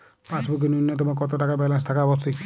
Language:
Bangla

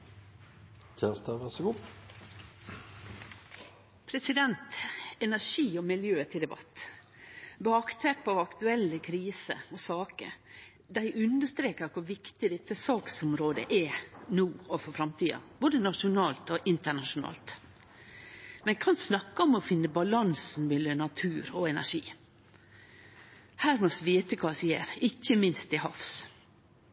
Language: Norwegian Nynorsk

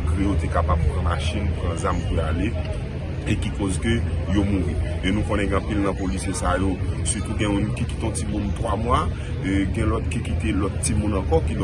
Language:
French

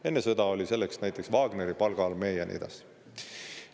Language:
Estonian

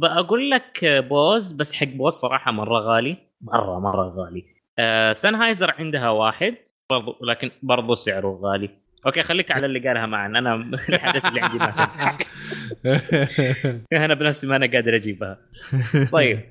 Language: Arabic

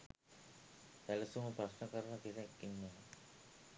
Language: Sinhala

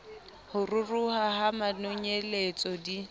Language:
Southern Sotho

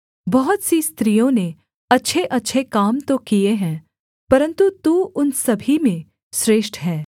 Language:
Hindi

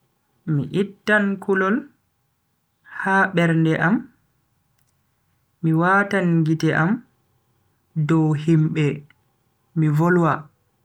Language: Bagirmi Fulfulde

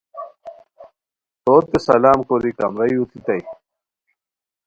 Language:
Khowar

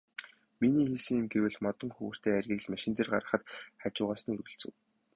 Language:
Mongolian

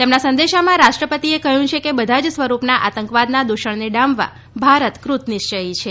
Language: Gujarati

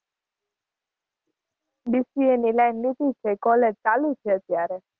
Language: Gujarati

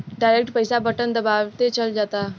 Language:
Bhojpuri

